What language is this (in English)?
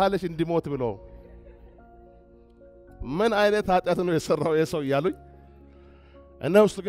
Arabic